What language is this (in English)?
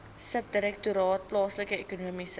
Afrikaans